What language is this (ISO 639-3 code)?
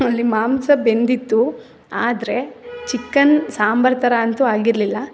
kan